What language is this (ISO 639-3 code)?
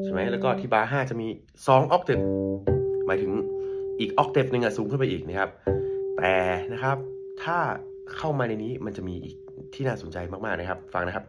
tha